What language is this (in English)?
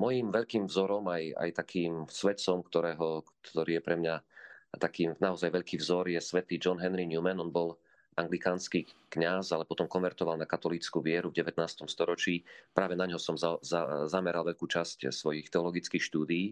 Slovak